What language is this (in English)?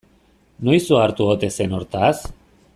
Basque